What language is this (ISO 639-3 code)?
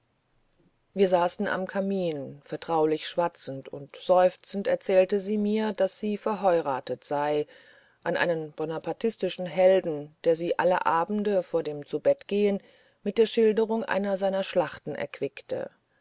deu